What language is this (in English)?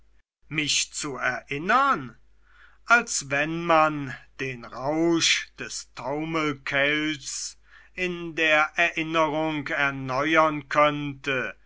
German